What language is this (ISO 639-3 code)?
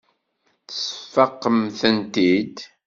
kab